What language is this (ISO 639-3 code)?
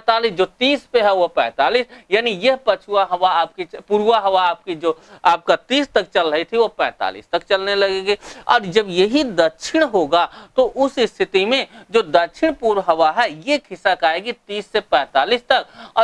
hin